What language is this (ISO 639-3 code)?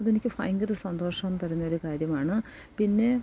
mal